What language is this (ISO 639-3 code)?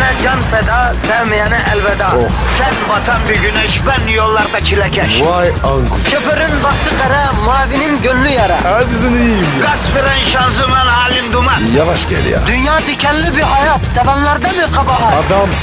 tur